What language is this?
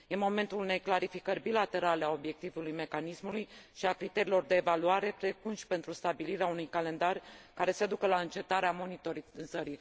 Romanian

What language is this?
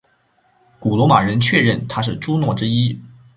Chinese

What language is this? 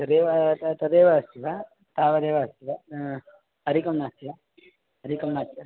Sanskrit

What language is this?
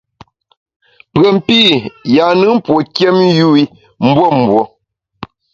Bamun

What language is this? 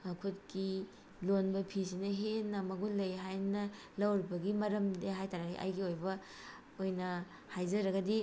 Manipuri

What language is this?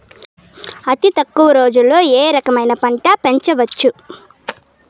Telugu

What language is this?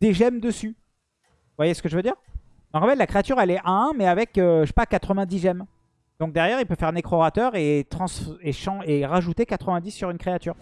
French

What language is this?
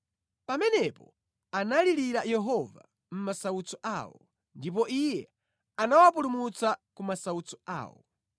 Nyanja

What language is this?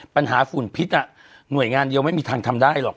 Thai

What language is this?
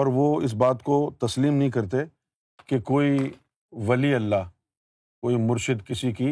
Urdu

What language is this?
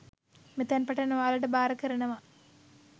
Sinhala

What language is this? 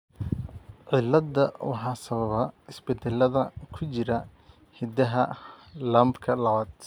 Somali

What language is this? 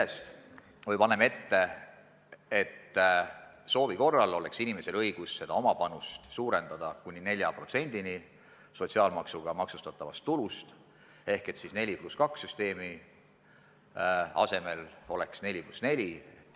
Estonian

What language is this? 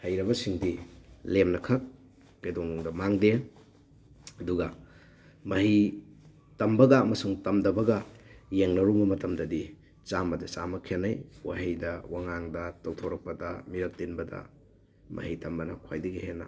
Manipuri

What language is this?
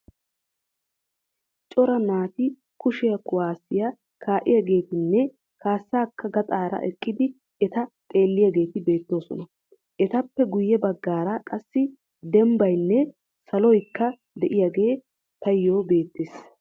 Wolaytta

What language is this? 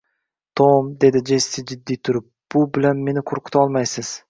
Uzbek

